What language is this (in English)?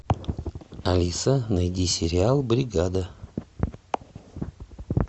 Russian